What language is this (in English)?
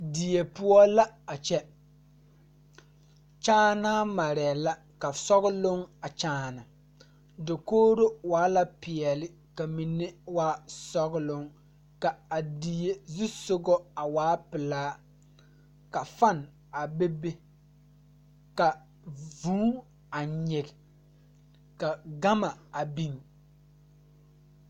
Southern Dagaare